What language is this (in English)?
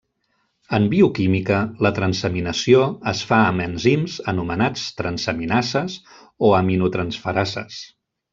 Catalan